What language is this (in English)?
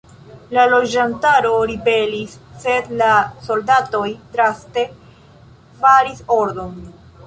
Esperanto